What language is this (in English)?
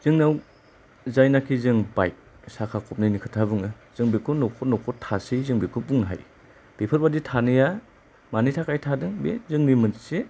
Bodo